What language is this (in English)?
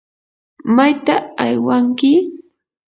Yanahuanca Pasco Quechua